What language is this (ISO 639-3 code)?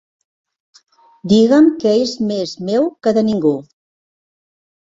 cat